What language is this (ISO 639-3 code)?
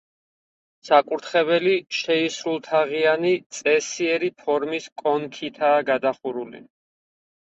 kat